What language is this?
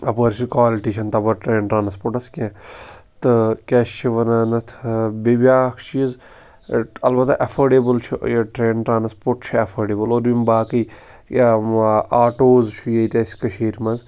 Kashmiri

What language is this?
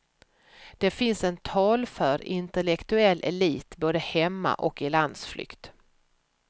Swedish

